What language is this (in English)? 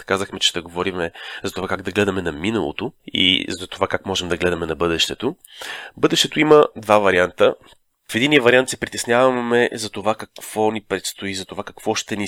Bulgarian